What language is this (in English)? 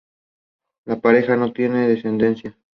Spanish